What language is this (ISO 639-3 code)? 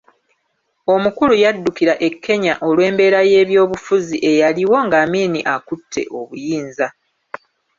lug